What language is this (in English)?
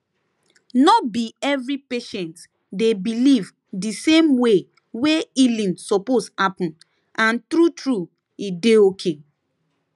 Nigerian Pidgin